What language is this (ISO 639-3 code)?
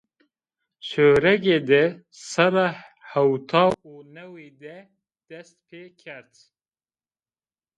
zza